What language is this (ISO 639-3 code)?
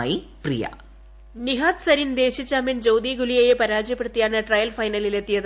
mal